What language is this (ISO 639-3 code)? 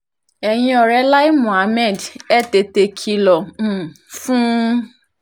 yor